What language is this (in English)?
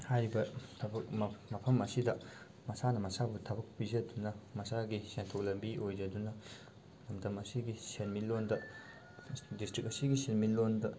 Manipuri